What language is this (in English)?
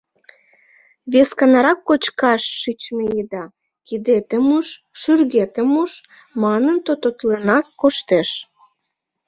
Mari